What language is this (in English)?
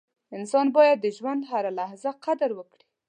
Pashto